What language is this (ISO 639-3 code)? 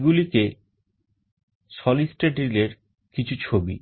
ben